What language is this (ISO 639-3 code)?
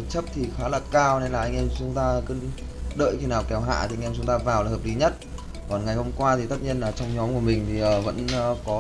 vie